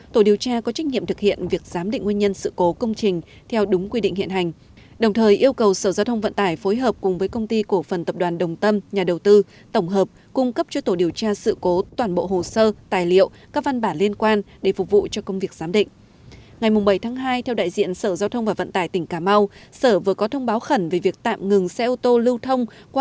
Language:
Vietnamese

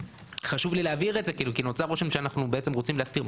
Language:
Hebrew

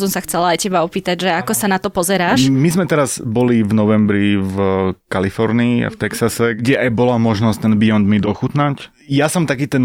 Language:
Slovak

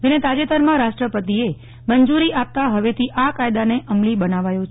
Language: Gujarati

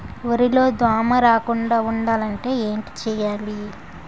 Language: Telugu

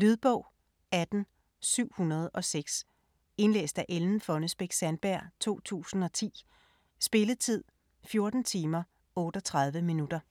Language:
Danish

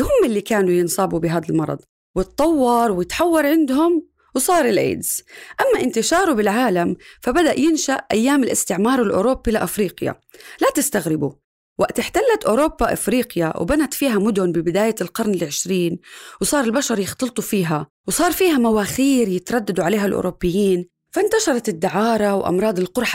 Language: Arabic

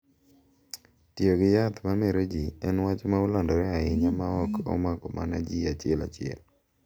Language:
Luo (Kenya and Tanzania)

